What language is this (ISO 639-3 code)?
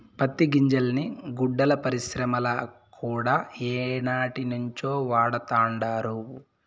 tel